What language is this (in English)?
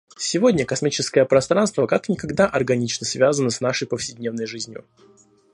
Russian